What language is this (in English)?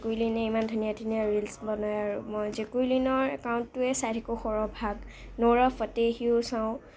Assamese